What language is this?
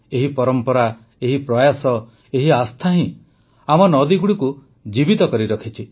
Odia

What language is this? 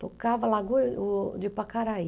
Portuguese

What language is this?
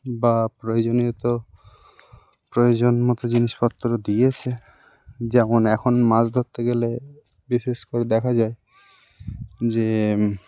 Bangla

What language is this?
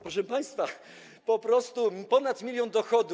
Polish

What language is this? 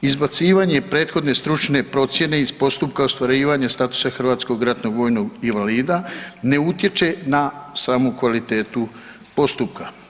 Croatian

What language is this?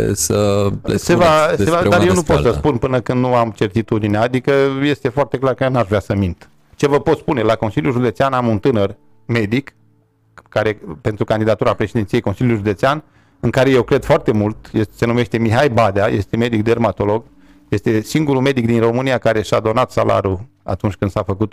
Romanian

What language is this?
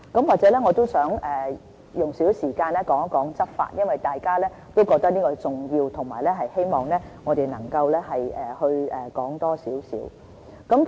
Cantonese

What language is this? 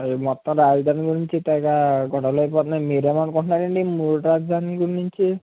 Telugu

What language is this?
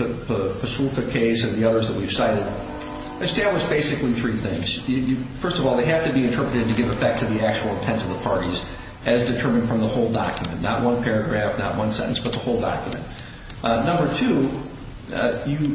English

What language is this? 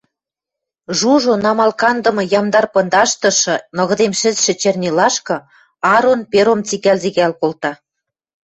Western Mari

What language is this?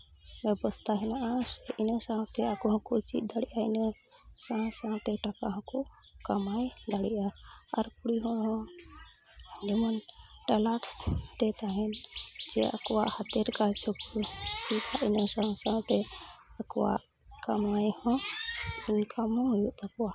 Santali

